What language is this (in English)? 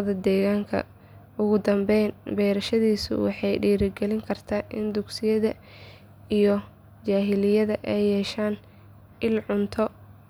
Somali